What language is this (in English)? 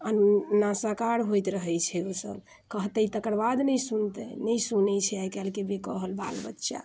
Maithili